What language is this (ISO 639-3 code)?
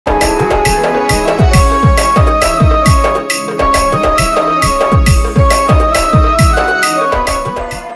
ara